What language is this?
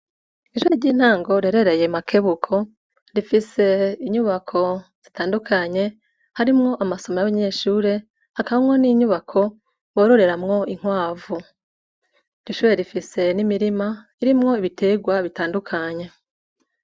Rundi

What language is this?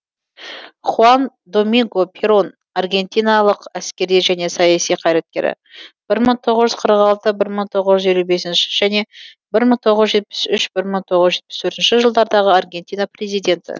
Kazakh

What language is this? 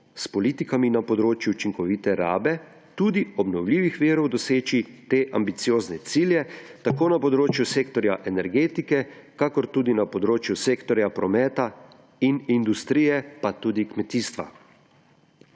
Slovenian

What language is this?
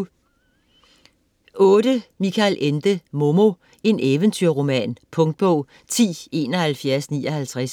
Danish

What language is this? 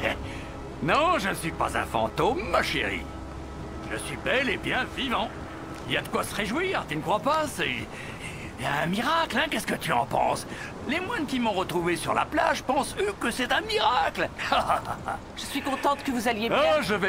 French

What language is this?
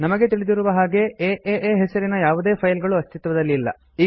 Kannada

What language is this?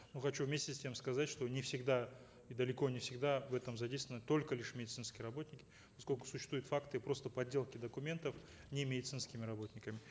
Kazakh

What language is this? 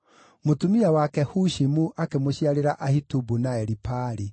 Kikuyu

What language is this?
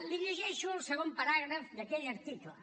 Catalan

